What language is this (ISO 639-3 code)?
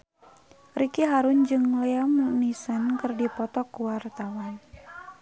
sun